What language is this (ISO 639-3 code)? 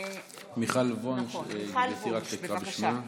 heb